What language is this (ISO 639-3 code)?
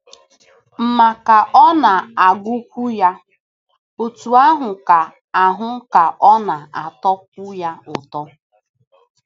ibo